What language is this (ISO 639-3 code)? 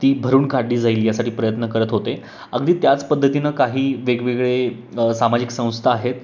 mar